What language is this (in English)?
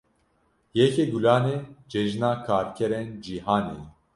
Kurdish